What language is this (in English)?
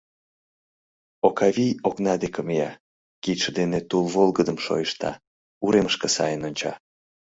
Mari